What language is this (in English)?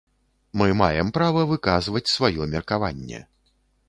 Belarusian